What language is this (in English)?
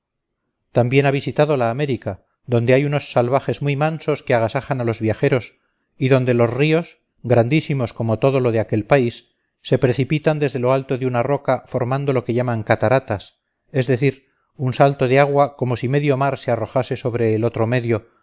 Spanish